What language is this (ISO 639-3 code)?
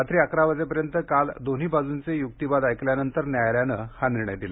mar